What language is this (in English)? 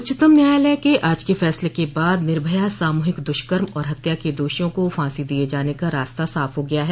Hindi